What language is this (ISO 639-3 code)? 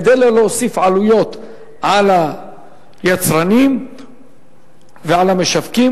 heb